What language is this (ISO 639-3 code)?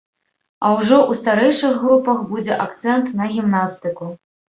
bel